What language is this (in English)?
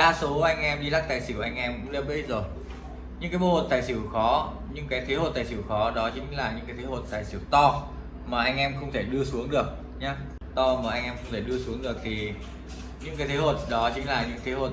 Vietnamese